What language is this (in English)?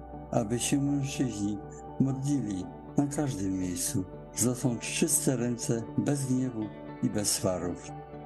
Polish